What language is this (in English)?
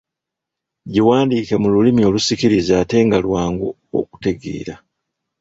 Ganda